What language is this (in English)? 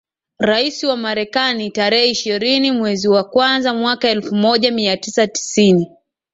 Swahili